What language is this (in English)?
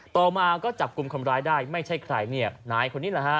Thai